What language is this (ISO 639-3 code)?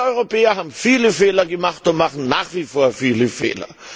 deu